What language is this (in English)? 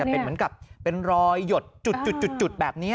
Thai